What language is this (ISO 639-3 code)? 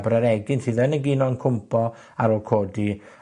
cym